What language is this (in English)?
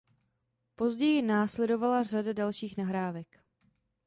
Czech